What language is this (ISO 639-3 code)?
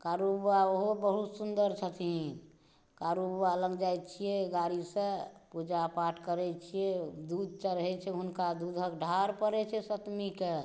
mai